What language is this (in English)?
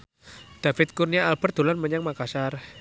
Javanese